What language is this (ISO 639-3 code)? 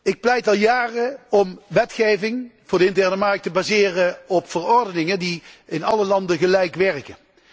nld